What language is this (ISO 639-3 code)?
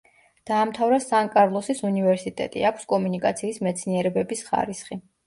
kat